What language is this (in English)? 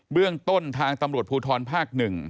Thai